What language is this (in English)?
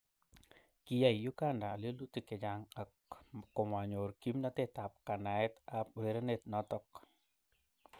Kalenjin